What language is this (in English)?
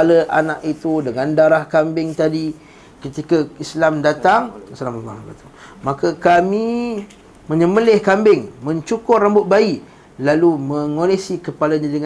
Malay